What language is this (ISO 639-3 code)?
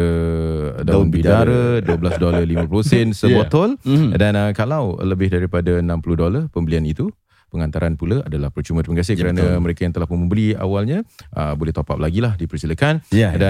msa